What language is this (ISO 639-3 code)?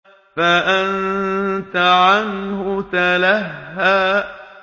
ara